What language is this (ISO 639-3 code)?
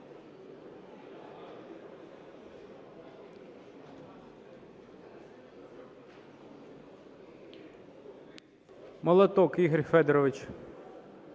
ukr